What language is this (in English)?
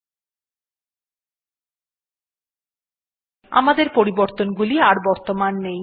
Bangla